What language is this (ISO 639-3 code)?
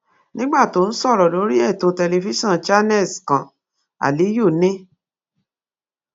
yor